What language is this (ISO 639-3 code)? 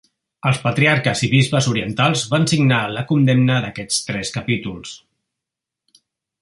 cat